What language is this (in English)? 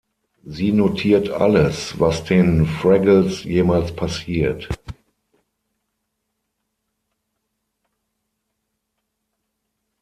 German